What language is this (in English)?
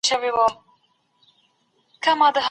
Pashto